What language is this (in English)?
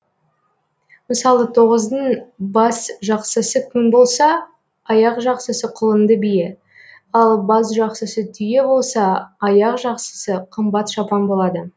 Kazakh